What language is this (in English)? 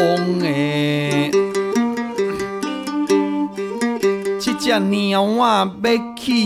Chinese